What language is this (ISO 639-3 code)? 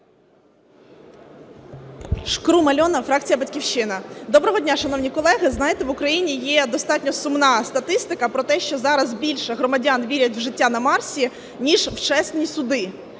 ukr